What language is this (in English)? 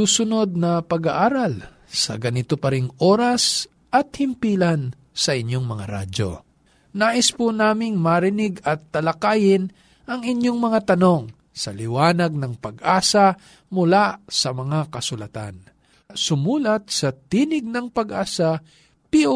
Filipino